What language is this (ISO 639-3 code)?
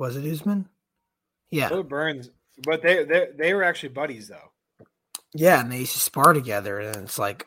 eng